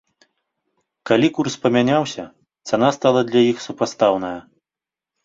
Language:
Belarusian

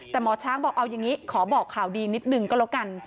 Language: Thai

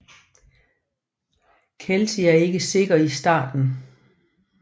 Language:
Danish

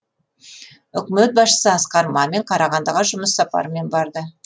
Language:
Kazakh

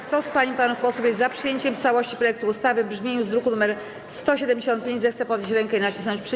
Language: Polish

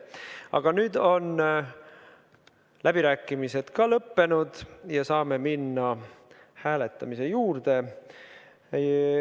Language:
Estonian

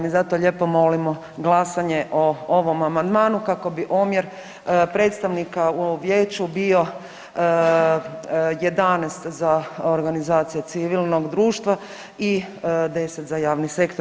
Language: Croatian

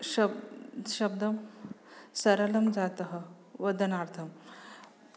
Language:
Sanskrit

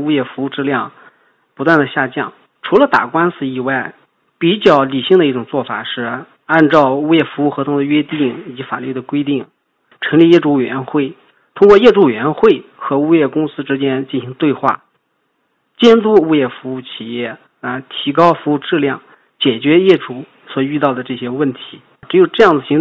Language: Chinese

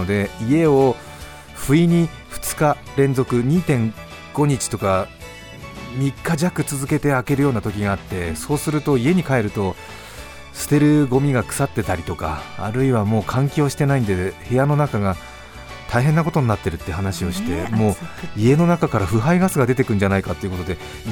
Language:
Japanese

